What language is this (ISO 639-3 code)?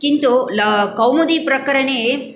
san